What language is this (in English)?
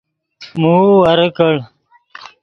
Yidgha